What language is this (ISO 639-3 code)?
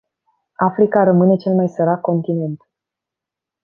ron